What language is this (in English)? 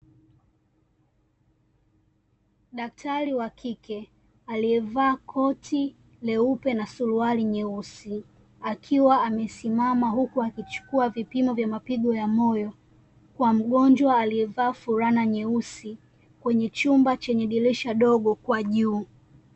Swahili